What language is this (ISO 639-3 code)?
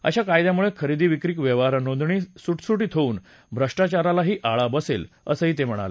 mar